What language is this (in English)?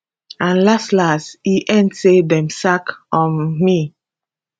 Nigerian Pidgin